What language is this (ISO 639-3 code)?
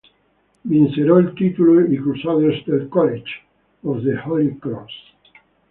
ita